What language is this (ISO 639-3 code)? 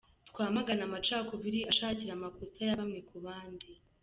kin